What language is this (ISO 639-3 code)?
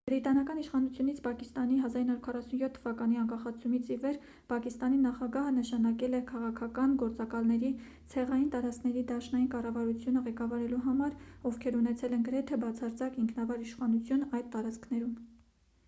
hye